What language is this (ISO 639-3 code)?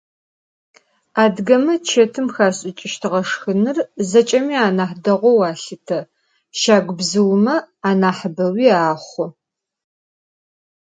ady